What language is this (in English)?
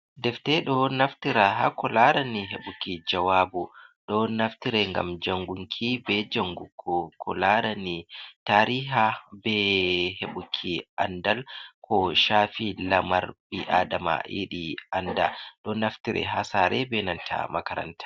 Fula